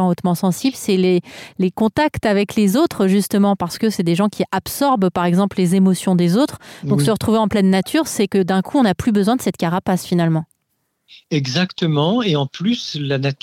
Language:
French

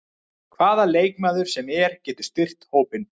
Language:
Icelandic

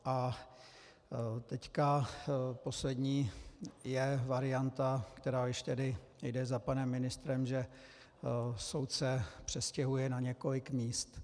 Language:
Czech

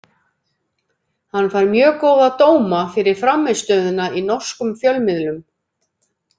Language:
Icelandic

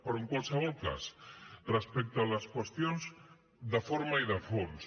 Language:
Catalan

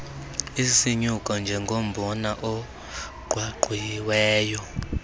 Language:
Xhosa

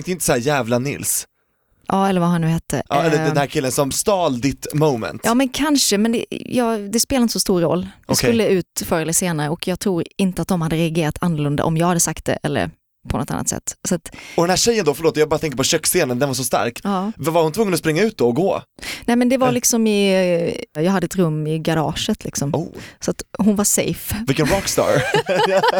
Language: Swedish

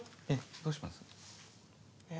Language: Japanese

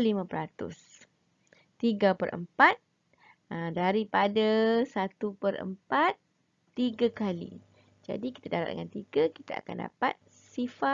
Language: Malay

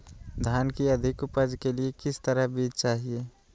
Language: Magahi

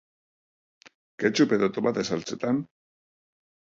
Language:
Basque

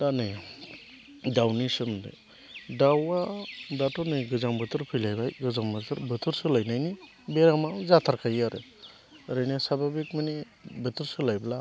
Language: Bodo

